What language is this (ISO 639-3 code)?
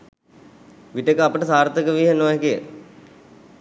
sin